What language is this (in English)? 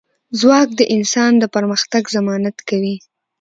Pashto